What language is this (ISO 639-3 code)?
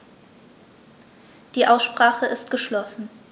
deu